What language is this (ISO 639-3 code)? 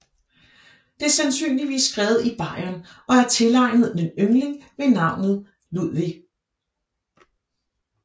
dan